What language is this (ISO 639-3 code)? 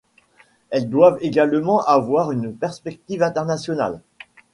fra